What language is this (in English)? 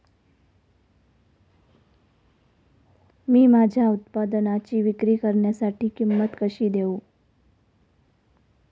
Marathi